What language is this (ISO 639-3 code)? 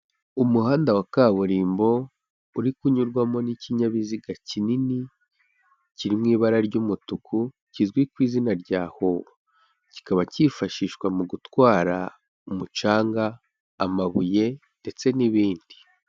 kin